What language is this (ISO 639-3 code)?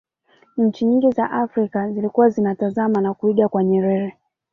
swa